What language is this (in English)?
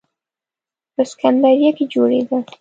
Pashto